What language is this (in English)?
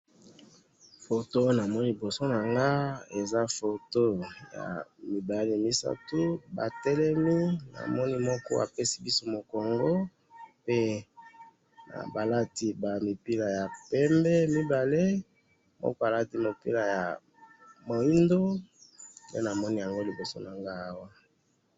Lingala